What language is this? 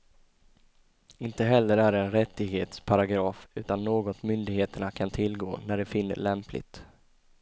Swedish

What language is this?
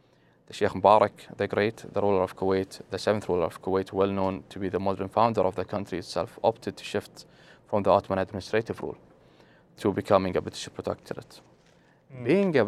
English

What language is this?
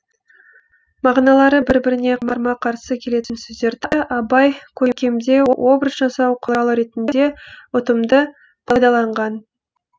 Kazakh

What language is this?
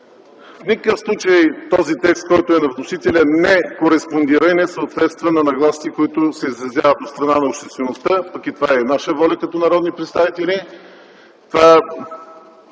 Bulgarian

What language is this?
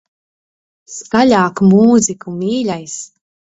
Latvian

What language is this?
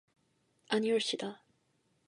Korean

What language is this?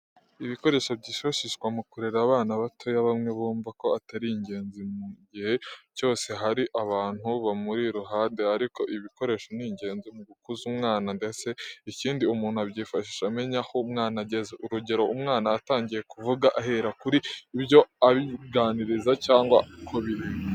Kinyarwanda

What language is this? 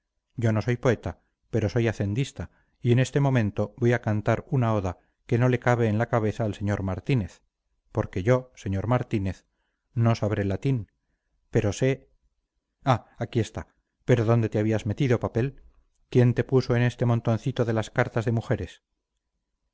Spanish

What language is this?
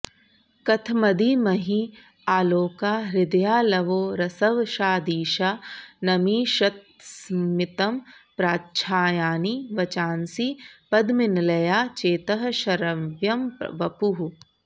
Sanskrit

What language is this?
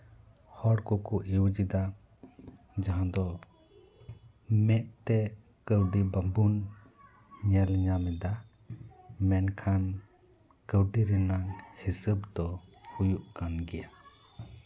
Santali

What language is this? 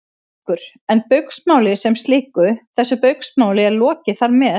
Icelandic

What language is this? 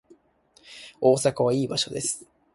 Japanese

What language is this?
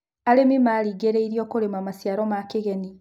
Kikuyu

